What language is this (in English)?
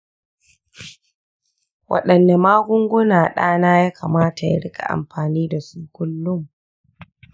Hausa